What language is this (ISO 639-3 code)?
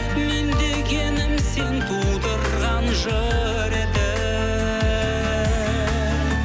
kaz